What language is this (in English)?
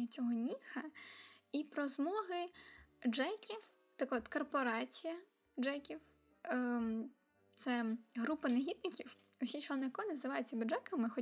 Ukrainian